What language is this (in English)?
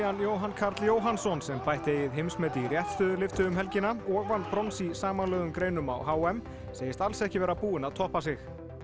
Icelandic